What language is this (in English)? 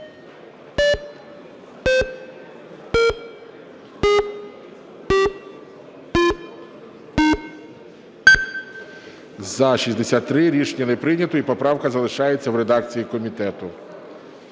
Ukrainian